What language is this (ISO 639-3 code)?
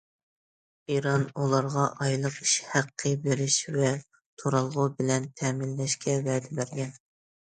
uig